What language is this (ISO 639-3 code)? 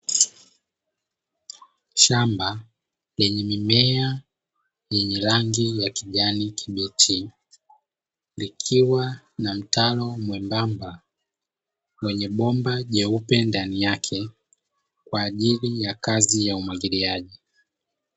swa